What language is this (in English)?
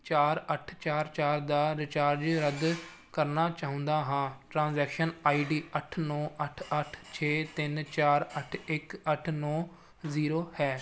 Punjabi